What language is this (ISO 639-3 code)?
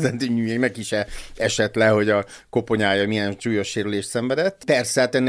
hun